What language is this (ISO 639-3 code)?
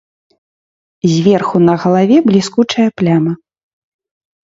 bel